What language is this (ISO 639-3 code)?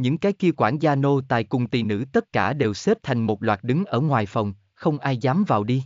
vie